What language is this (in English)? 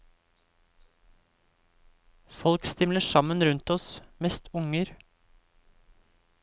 Norwegian